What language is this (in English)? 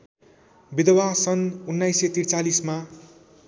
Nepali